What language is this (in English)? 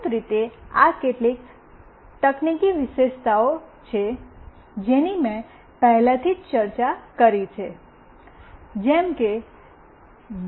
Gujarati